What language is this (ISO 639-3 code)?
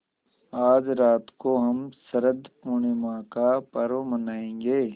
hin